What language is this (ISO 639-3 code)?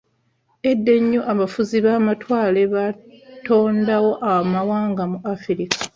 lug